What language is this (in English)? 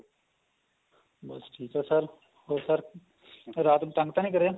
Punjabi